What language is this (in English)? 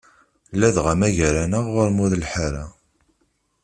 Kabyle